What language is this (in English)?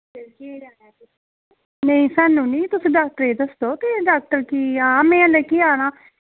Dogri